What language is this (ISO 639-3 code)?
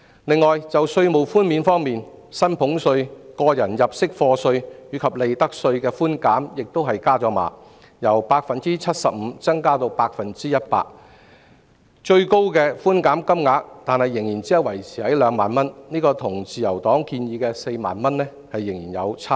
yue